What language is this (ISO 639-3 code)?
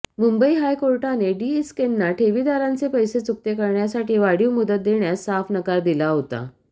mar